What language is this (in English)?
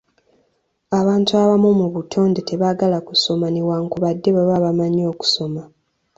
Ganda